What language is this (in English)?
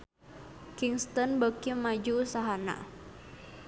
Sundanese